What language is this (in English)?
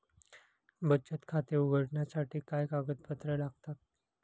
Marathi